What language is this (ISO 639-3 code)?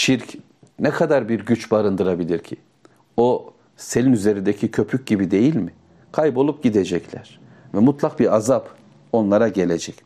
tur